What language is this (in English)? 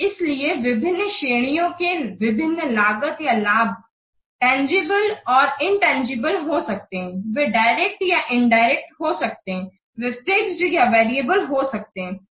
Hindi